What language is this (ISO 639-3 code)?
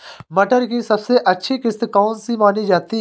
hin